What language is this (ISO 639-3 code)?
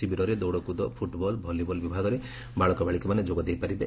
ori